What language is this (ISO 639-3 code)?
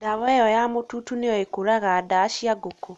kik